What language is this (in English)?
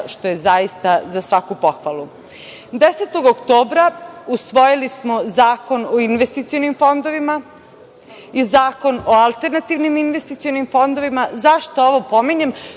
Serbian